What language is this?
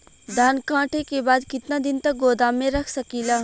Bhojpuri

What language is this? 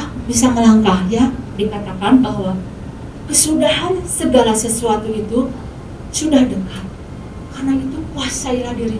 Indonesian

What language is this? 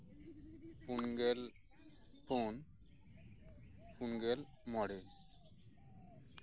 Santali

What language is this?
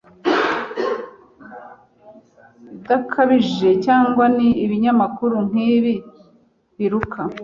Kinyarwanda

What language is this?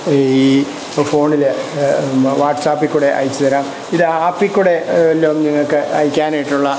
Malayalam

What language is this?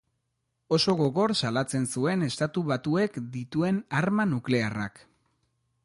Basque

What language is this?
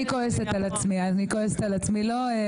Hebrew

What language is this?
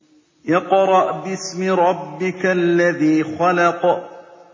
Arabic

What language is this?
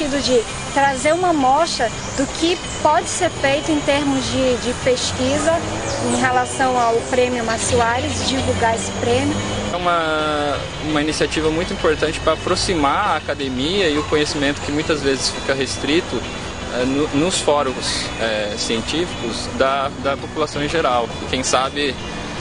Portuguese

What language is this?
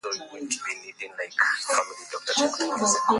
Swahili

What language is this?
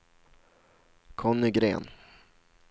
Swedish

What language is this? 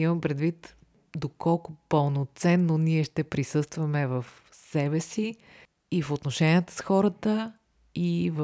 Bulgarian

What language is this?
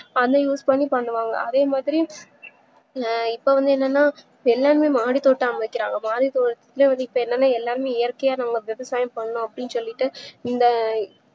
Tamil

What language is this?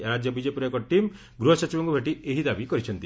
Odia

